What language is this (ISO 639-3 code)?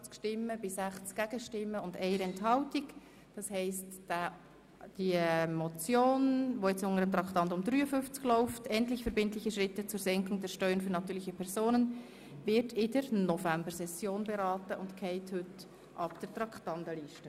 gsw